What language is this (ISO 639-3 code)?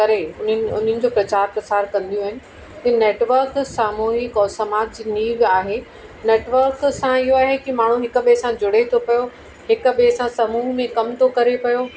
snd